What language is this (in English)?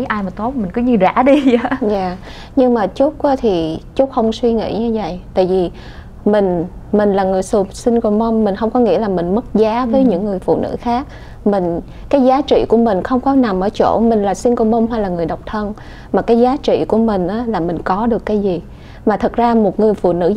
Vietnamese